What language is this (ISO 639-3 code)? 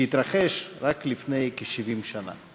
heb